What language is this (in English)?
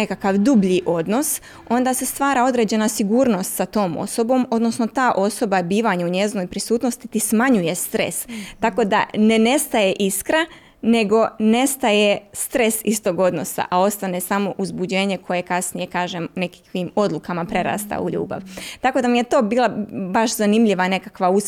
Croatian